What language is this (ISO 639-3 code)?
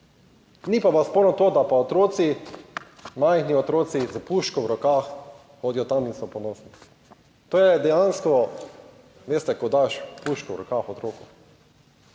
slv